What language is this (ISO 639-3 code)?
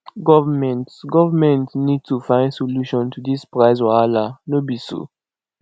pcm